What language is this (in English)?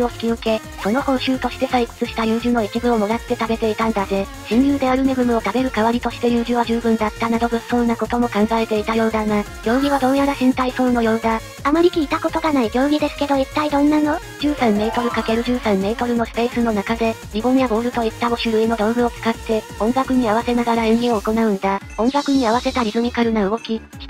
Japanese